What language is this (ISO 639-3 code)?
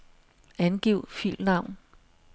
dan